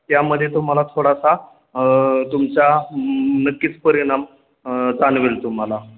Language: Marathi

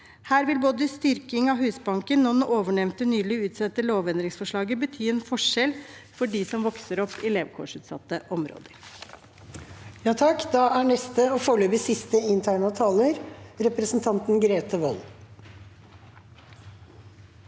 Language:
Norwegian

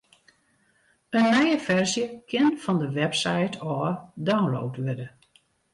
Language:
Western Frisian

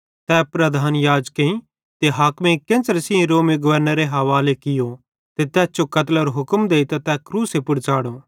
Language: Bhadrawahi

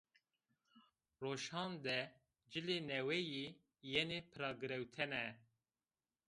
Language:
Zaza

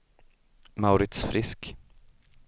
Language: Swedish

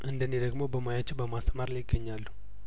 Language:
Amharic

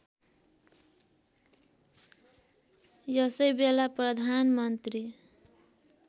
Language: Nepali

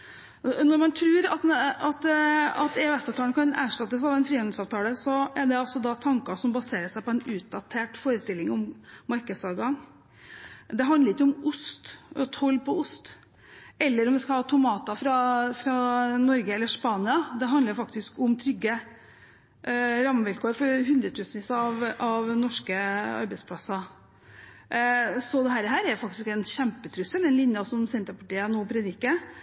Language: Norwegian Bokmål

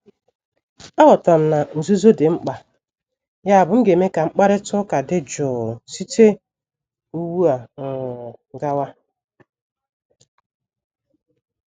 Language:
Igbo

